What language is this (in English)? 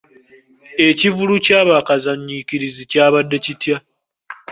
Ganda